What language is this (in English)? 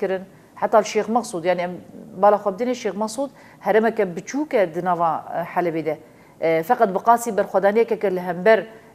Arabic